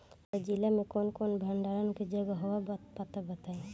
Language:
Bhojpuri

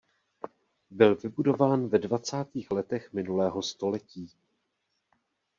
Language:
Czech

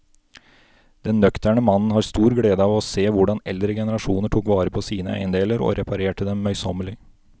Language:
Norwegian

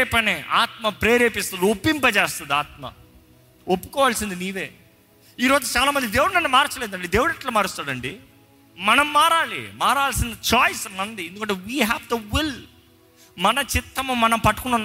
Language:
Telugu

